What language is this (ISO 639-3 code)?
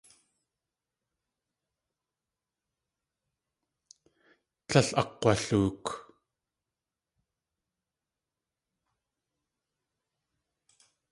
tli